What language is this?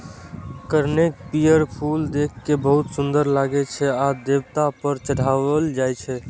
Maithili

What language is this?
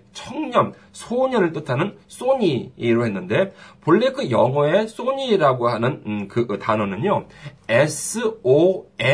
Korean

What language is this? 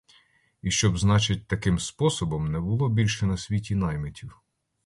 Ukrainian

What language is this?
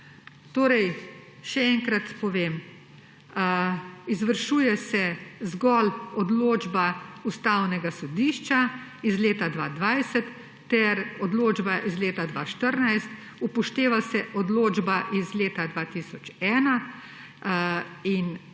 Slovenian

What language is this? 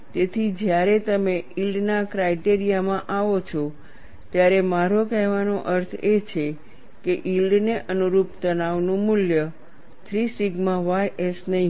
Gujarati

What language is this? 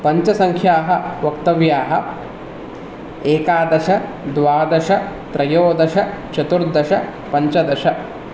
Sanskrit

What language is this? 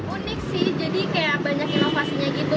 Indonesian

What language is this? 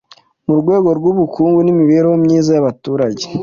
Kinyarwanda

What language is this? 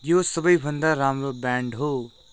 Nepali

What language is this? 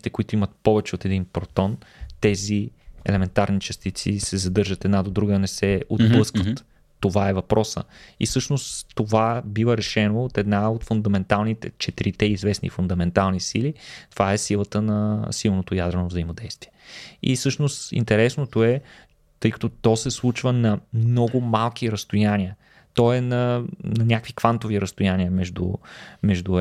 Bulgarian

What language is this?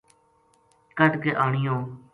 Gujari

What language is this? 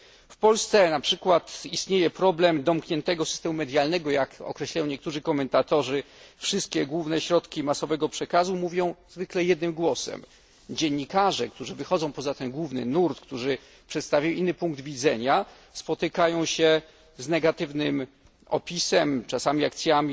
Polish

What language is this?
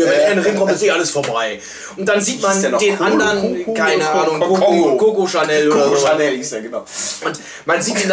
German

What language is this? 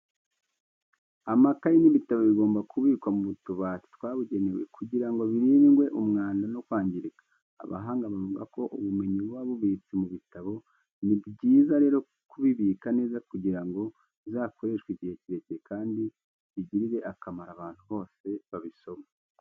Kinyarwanda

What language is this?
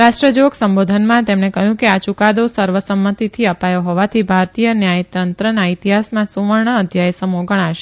Gujarati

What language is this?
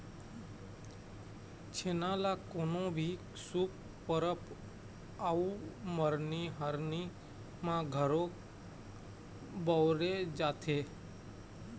Chhattisgarhi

